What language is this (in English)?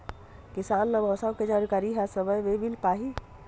Chhattisgarhi